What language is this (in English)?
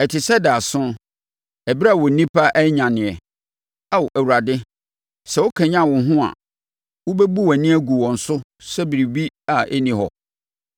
Akan